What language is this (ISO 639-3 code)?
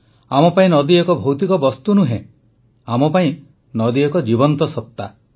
ori